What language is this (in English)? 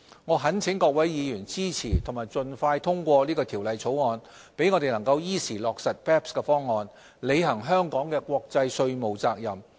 Cantonese